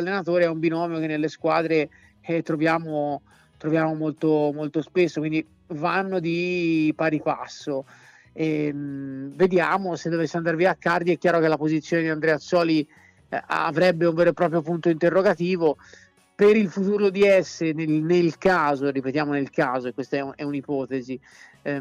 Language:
Italian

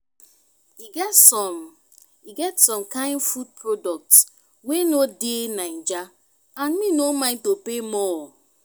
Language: Nigerian Pidgin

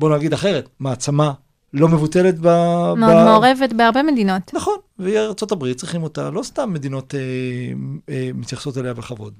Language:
Hebrew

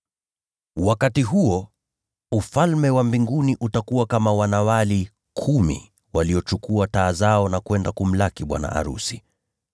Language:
Swahili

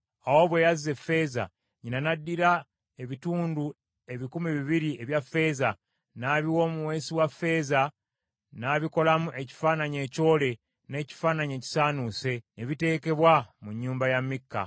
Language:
Ganda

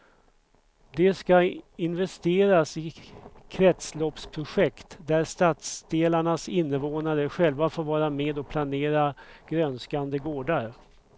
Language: Swedish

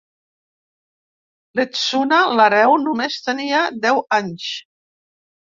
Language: Catalan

